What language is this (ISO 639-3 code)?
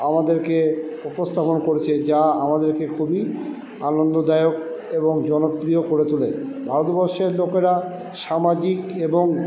ben